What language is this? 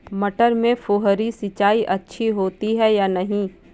Hindi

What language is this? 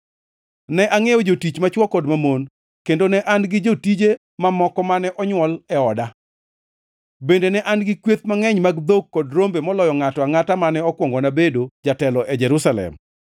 Luo (Kenya and Tanzania)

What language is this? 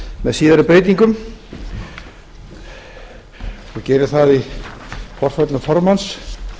Icelandic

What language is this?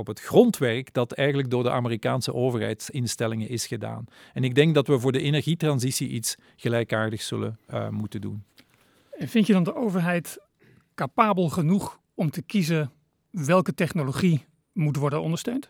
Dutch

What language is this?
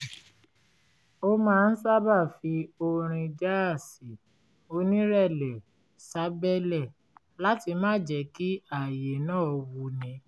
Yoruba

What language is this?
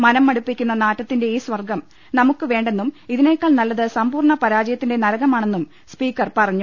Malayalam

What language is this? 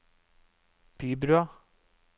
Norwegian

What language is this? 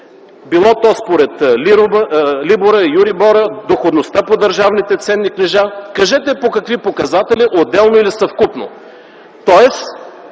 Bulgarian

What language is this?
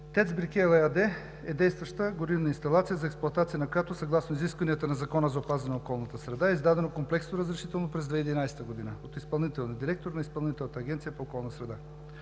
Bulgarian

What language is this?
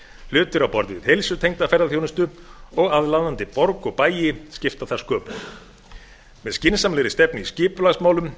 Icelandic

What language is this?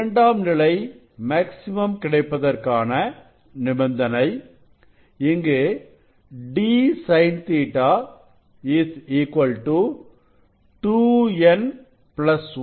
Tamil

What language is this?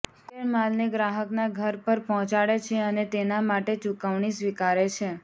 Gujarati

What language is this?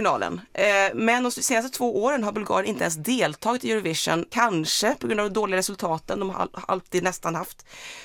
Swedish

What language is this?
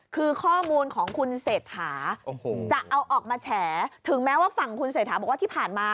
Thai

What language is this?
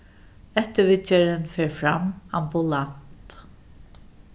Faroese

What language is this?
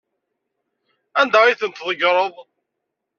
Kabyle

